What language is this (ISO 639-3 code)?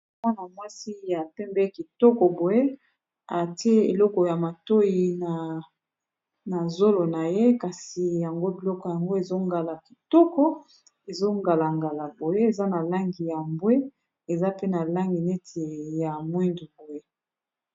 lin